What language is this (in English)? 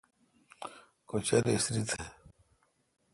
Kalkoti